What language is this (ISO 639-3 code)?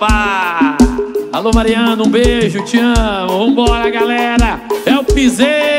por